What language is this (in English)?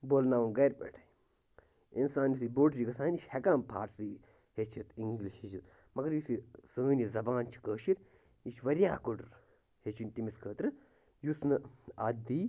Kashmiri